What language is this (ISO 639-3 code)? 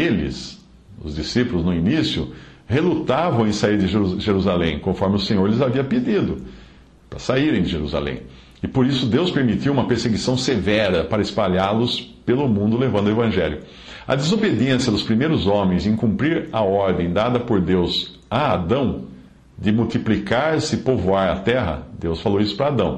por